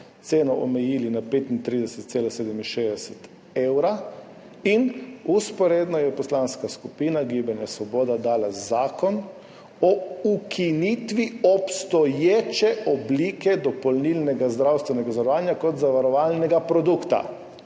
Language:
Slovenian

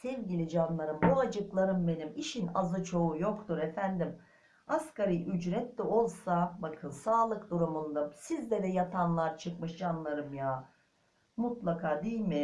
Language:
Turkish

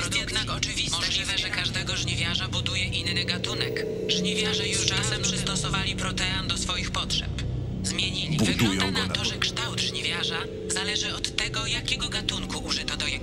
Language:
Polish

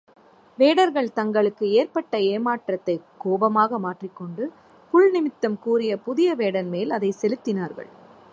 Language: Tamil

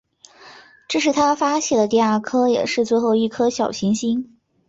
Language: Chinese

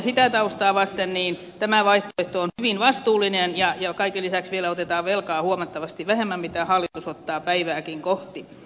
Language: Finnish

